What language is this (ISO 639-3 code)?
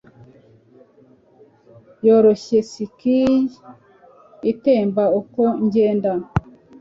kin